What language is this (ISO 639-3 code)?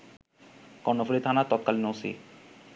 ben